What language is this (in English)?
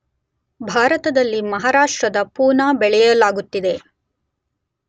Kannada